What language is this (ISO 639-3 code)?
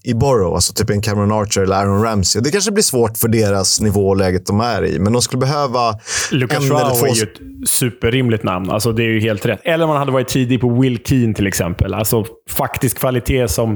swe